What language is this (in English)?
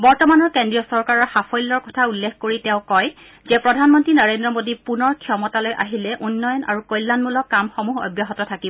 Assamese